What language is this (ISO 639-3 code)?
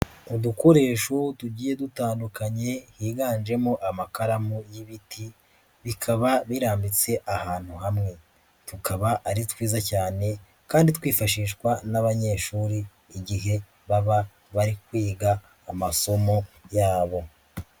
kin